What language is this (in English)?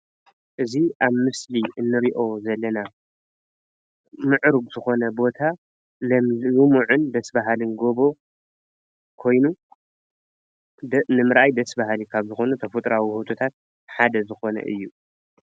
Tigrinya